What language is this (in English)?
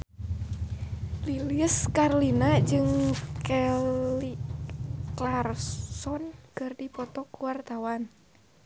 Sundanese